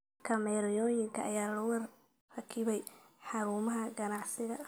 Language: Somali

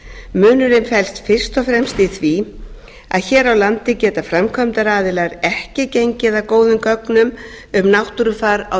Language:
Icelandic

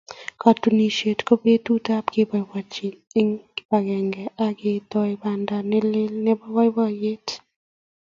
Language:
Kalenjin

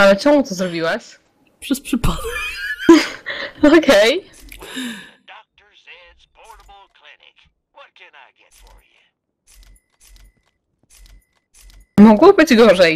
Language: Polish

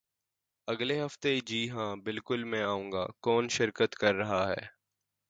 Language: Urdu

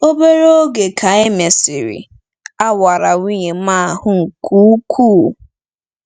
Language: Igbo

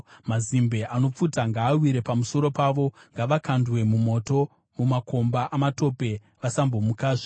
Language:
Shona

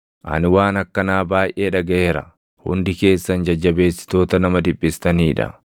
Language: Oromo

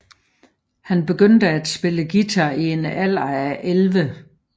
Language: Danish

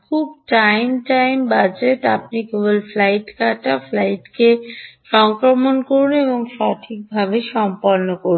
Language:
Bangla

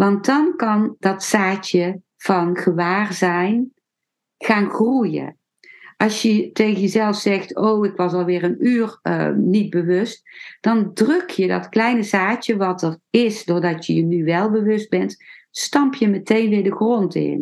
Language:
Dutch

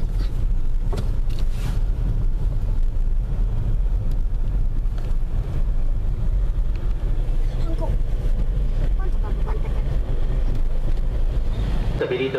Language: Italian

